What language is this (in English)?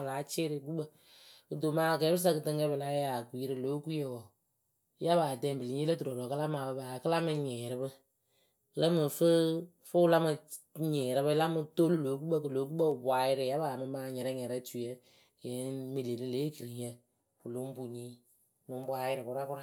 Akebu